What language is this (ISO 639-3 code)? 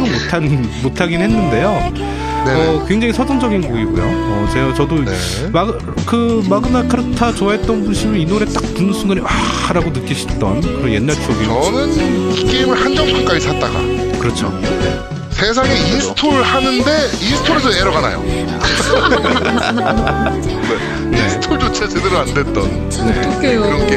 kor